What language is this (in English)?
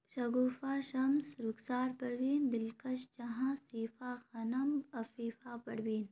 Urdu